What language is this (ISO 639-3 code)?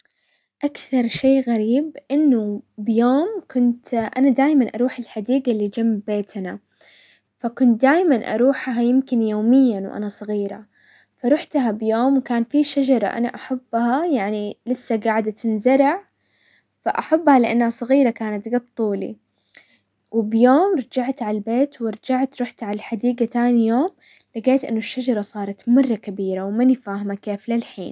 acw